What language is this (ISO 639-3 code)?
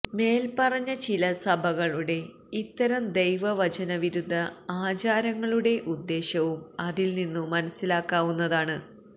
mal